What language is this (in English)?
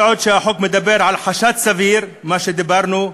Hebrew